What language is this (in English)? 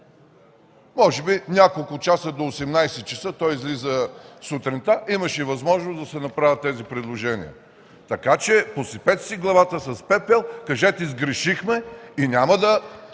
Bulgarian